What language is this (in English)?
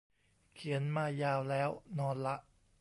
Thai